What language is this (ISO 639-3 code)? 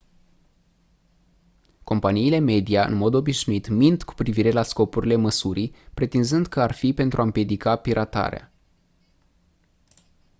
ron